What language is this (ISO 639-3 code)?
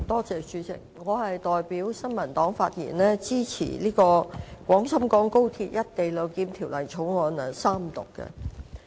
yue